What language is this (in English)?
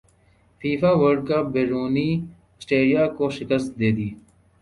Urdu